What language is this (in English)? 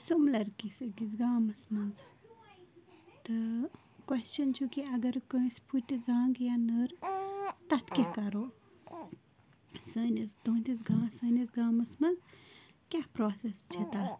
Kashmiri